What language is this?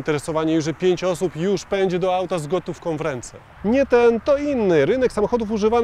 Polish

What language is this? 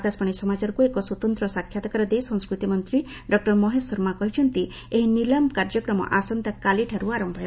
Odia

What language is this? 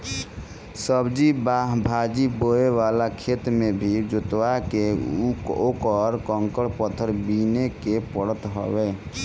Bhojpuri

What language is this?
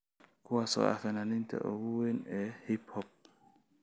Somali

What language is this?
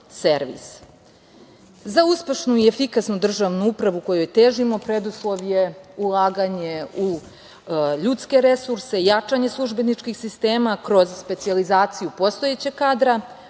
Serbian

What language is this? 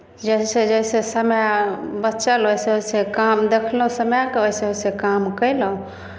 Maithili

